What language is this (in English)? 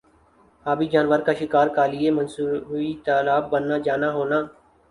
Urdu